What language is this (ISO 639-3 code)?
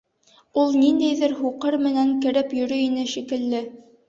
bak